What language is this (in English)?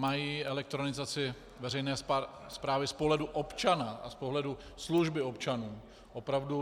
Czech